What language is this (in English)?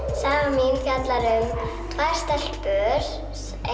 Icelandic